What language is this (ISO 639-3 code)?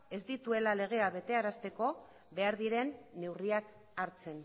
eus